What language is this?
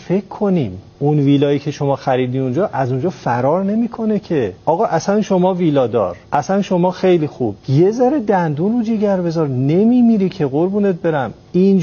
Persian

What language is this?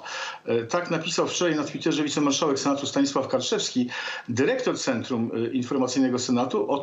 Polish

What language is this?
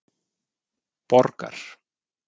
Icelandic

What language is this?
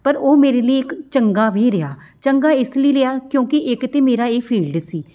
Punjabi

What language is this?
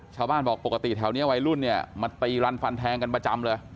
Thai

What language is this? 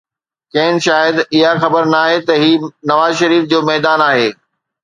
Sindhi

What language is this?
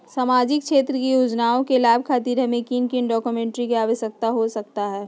Magahi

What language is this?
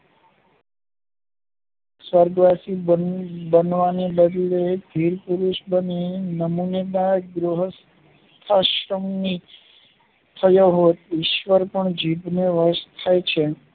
Gujarati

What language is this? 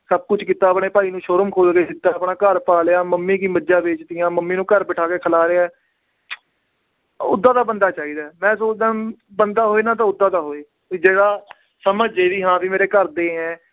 Punjabi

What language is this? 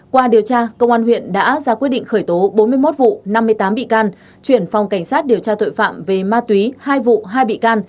Vietnamese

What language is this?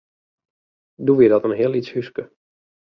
Western Frisian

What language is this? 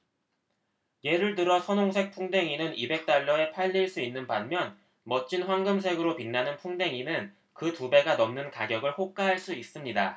Korean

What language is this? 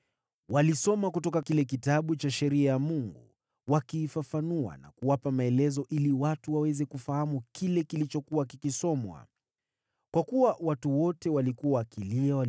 Swahili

